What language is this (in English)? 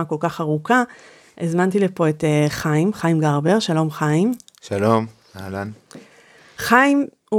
Hebrew